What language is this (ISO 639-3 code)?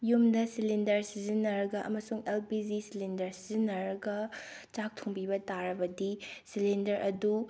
mni